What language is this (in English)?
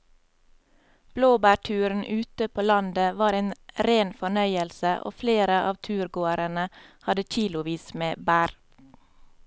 Norwegian